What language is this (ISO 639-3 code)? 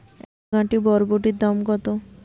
ben